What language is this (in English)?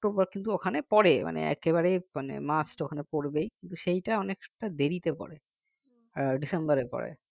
Bangla